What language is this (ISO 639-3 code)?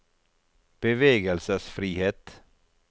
nor